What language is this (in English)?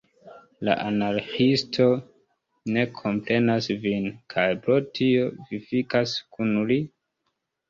Esperanto